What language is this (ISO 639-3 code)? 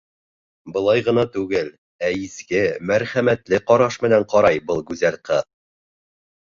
bak